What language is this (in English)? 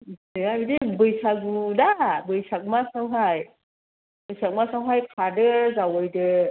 Bodo